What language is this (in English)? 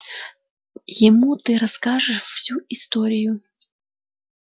Russian